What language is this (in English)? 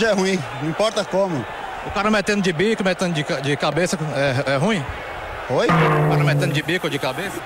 Portuguese